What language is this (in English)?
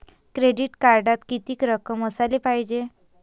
Marathi